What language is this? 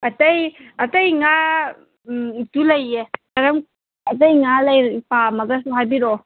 Manipuri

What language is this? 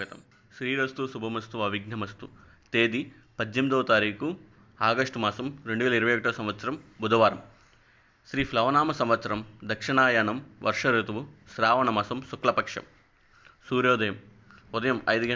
Telugu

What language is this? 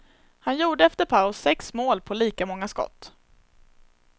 Swedish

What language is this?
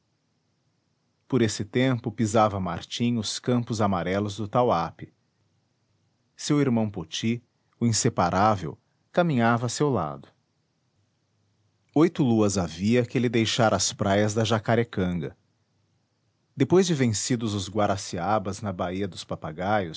Portuguese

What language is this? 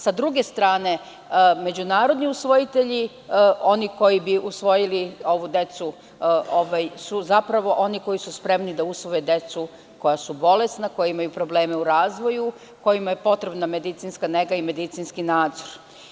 Serbian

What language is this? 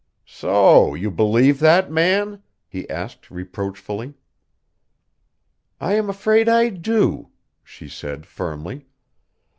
English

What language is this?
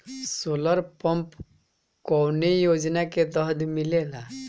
Bhojpuri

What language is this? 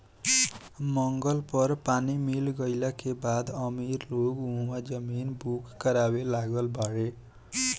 Bhojpuri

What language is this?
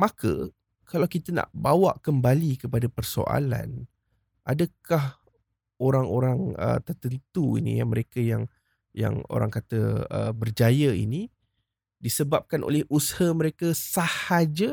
Malay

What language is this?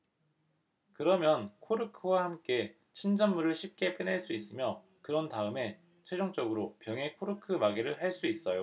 Korean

